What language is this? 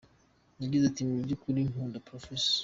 Kinyarwanda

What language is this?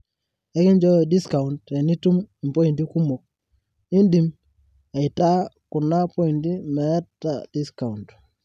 Masai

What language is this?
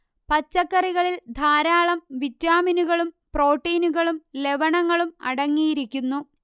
Malayalam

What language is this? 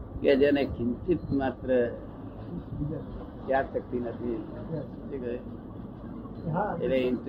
Gujarati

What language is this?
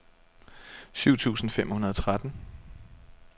Danish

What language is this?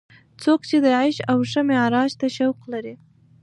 Pashto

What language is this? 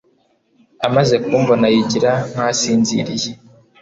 Kinyarwanda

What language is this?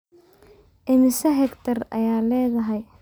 Somali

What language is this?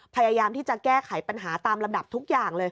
Thai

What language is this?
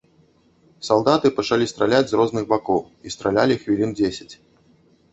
Belarusian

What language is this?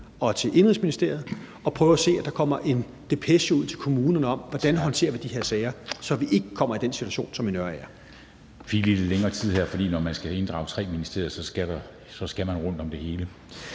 Danish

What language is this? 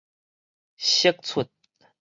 Min Nan Chinese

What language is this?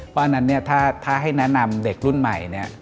Thai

